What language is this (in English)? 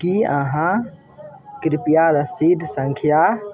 Maithili